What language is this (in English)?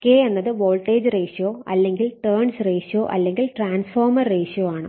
Malayalam